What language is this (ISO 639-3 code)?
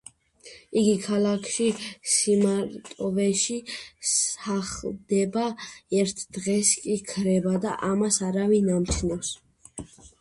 kat